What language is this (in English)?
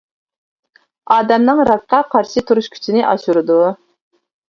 Uyghur